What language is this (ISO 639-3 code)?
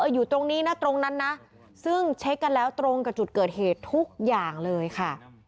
tha